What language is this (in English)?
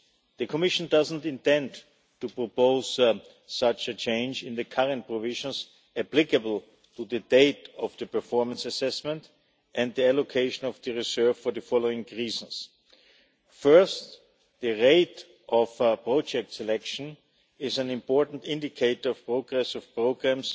English